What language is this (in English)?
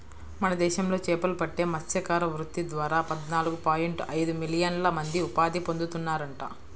Telugu